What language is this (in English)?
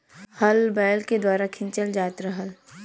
Bhojpuri